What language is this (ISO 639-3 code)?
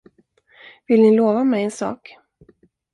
swe